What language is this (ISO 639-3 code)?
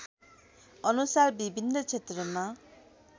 nep